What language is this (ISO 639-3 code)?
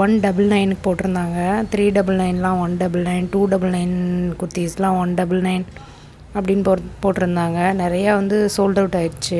tam